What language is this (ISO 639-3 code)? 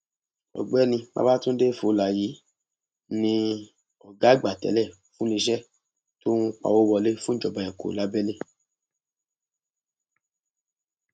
yor